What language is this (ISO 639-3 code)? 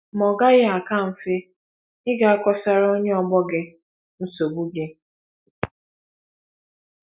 ibo